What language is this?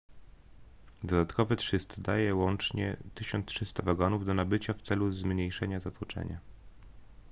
Polish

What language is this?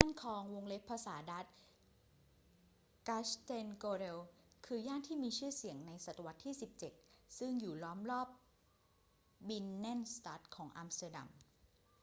Thai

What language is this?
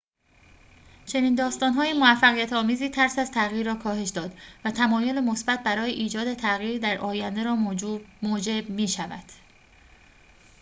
Persian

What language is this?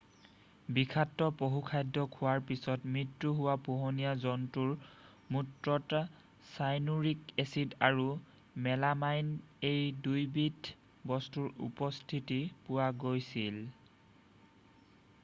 Assamese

